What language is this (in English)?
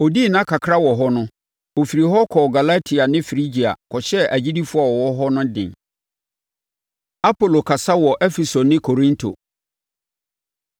Akan